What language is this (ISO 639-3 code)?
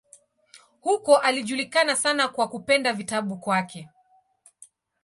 swa